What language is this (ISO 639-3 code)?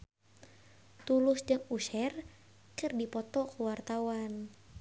sun